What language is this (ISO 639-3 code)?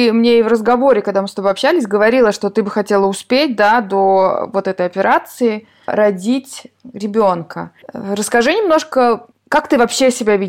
rus